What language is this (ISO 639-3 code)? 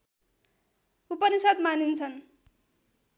nep